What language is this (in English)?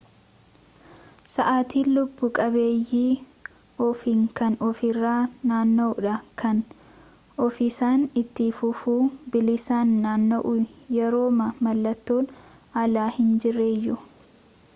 Oromo